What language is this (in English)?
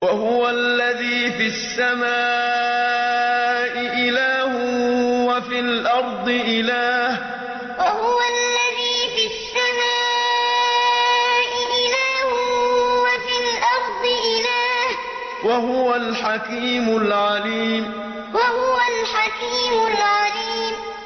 Arabic